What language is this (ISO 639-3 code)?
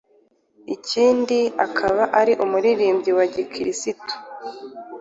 kin